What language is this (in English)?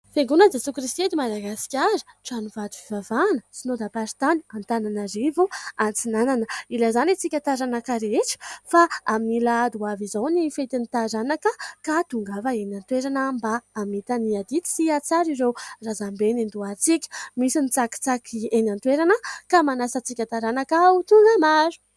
Malagasy